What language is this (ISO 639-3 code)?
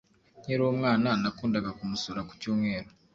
kin